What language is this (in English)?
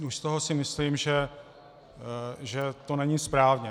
Czech